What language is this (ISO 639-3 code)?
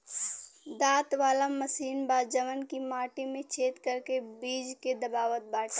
bho